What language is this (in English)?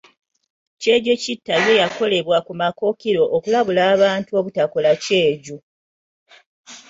Ganda